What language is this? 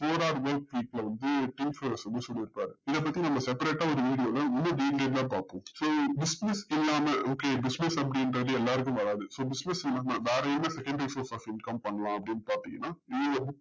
Tamil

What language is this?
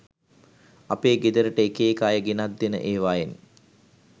Sinhala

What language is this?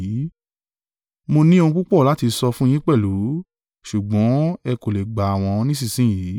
Yoruba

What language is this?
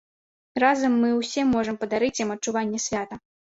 Belarusian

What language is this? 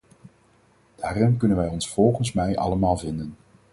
Dutch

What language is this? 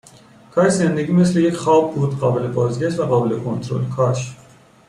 Persian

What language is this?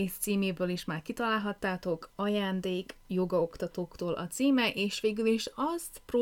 Hungarian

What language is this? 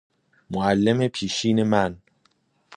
Persian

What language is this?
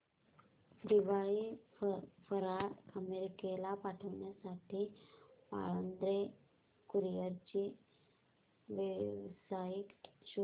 Marathi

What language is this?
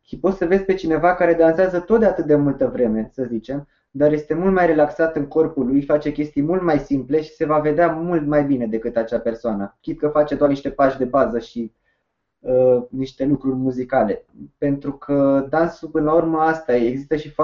Romanian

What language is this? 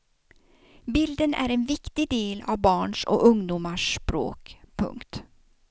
Swedish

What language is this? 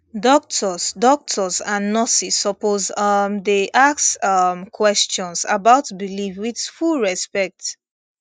Nigerian Pidgin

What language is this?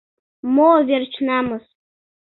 Mari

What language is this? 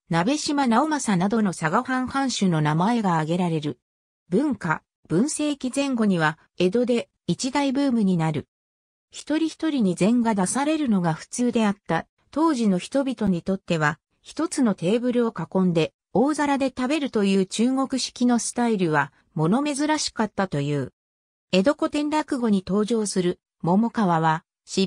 Japanese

